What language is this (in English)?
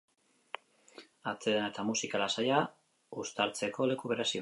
Basque